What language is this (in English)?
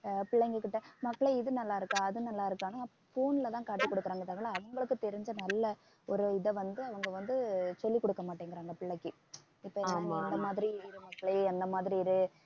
Tamil